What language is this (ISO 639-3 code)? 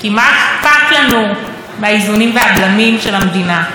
heb